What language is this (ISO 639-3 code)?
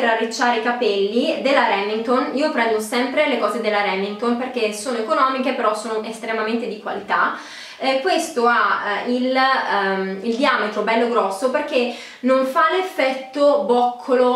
ita